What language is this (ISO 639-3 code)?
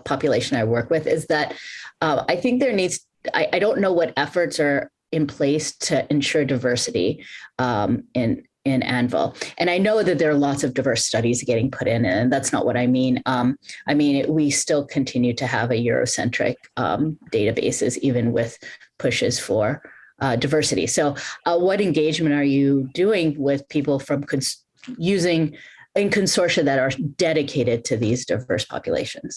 eng